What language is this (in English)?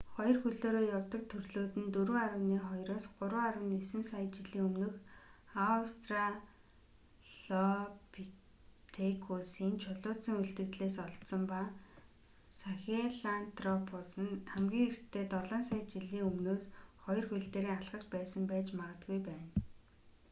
Mongolian